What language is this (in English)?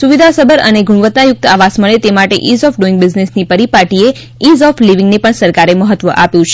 Gujarati